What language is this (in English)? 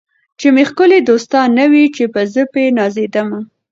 Pashto